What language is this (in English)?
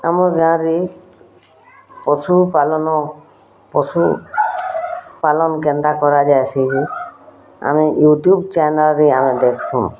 Odia